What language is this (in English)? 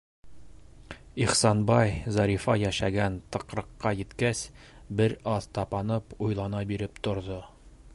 Bashkir